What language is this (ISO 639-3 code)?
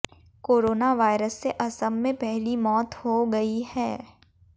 hin